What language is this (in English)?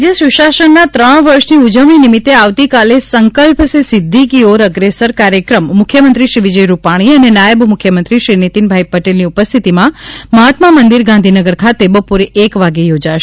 Gujarati